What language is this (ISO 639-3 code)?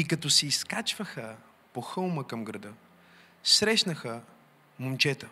bul